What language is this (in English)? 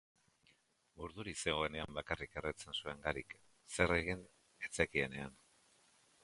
Basque